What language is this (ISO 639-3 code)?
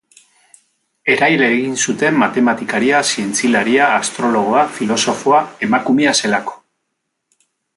eus